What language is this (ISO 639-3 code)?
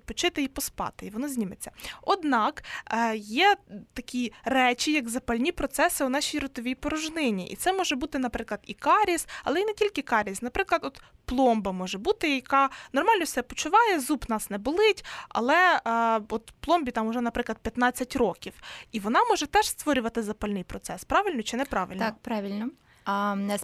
ukr